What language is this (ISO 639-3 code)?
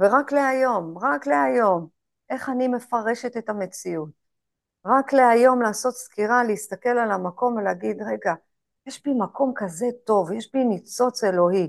heb